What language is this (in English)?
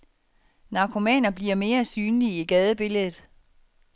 Danish